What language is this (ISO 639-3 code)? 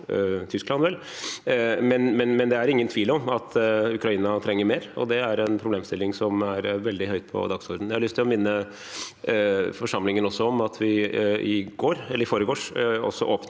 nor